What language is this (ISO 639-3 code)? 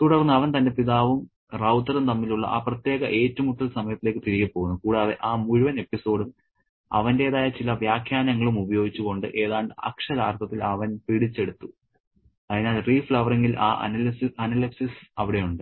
mal